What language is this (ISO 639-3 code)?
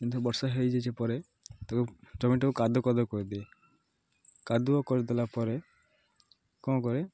ori